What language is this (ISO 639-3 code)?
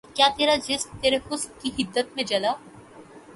urd